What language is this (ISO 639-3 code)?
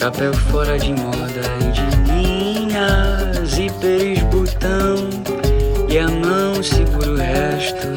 por